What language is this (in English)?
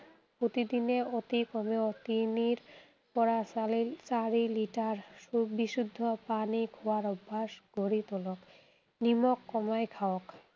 Assamese